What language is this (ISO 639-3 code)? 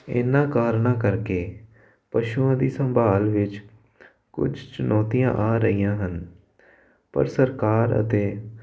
pan